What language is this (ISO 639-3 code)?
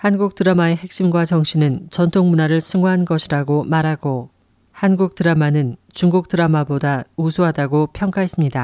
kor